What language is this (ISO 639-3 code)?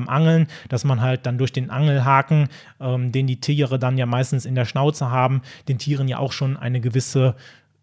deu